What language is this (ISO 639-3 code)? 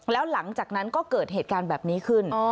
tha